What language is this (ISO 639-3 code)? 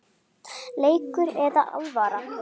isl